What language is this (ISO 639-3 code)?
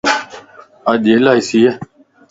lss